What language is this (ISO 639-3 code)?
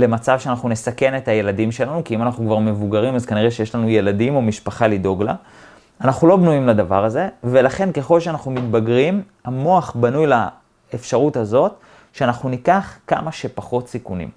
heb